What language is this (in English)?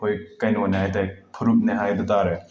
Manipuri